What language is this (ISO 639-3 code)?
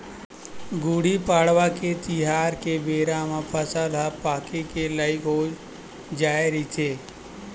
hne